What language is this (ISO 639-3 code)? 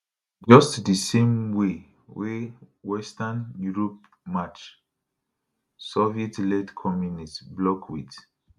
pcm